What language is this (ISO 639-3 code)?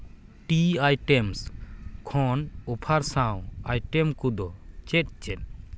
sat